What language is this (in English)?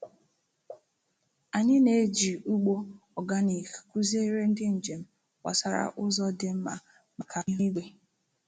Igbo